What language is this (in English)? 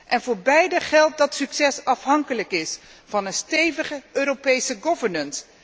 Dutch